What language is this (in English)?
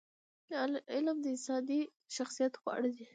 Pashto